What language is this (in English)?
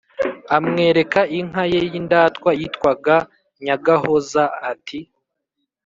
Kinyarwanda